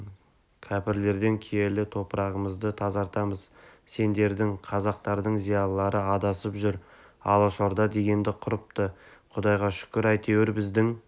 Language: Kazakh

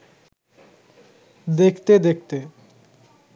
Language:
Bangla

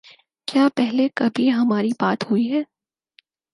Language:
Urdu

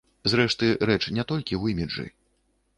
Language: Belarusian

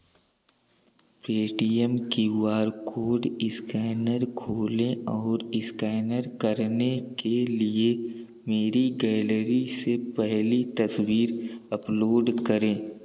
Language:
Hindi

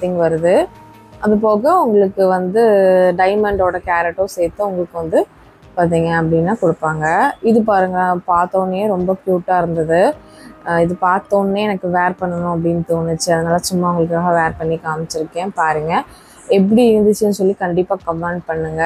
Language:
Tamil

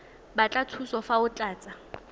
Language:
Tswana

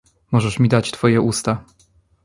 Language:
Polish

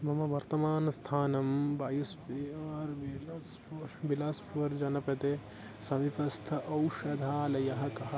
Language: Sanskrit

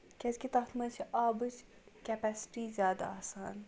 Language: Kashmiri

